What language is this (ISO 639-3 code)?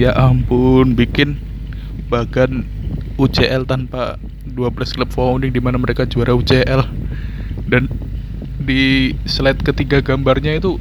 ind